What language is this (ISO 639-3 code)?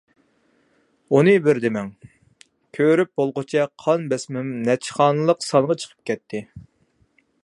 uig